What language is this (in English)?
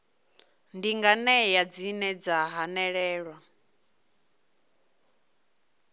Venda